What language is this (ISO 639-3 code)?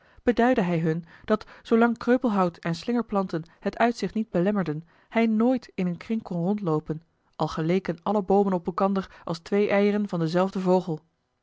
nld